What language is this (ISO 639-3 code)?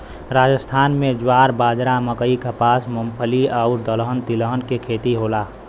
bho